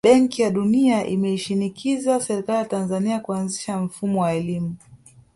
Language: Swahili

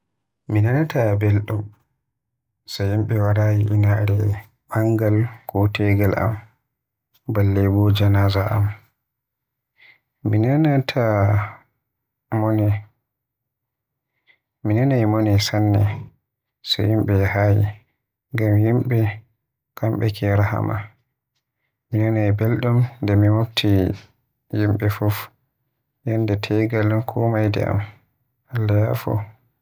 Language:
Western Niger Fulfulde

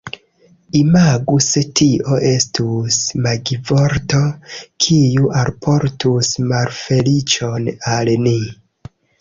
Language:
Esperanto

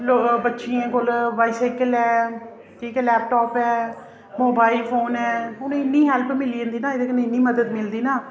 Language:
Dogri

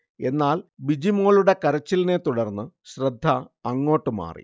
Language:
Malayalam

